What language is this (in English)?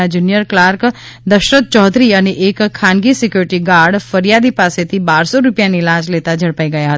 Gujarati